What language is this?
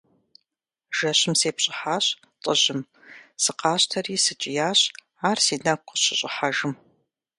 Kabardian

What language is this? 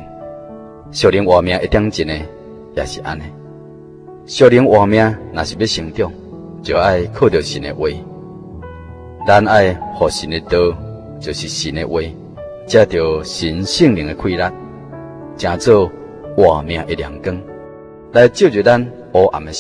Chinese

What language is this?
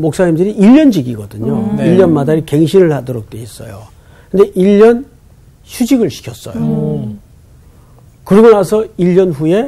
Korean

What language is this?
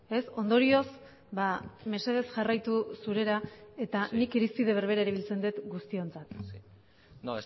Basque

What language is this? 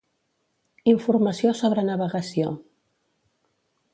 Catalan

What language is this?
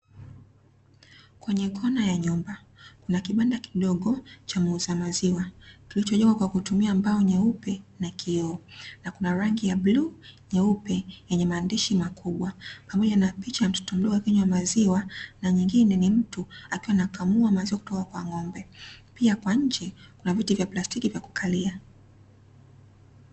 Swahili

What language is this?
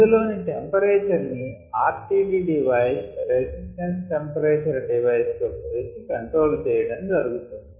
Telugu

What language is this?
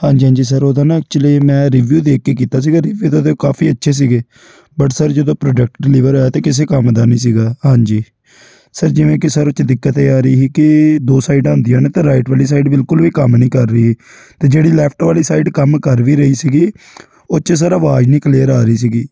Punjabi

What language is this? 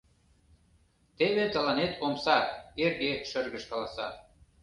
Mari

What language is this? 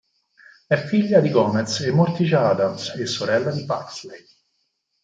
Italian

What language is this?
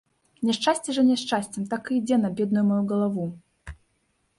Belarusian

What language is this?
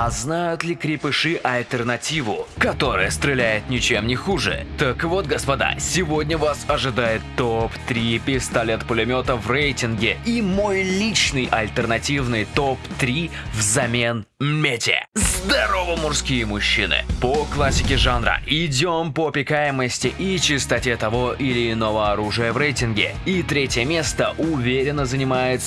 Russian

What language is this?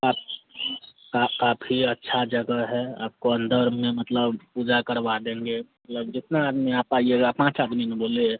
Hindi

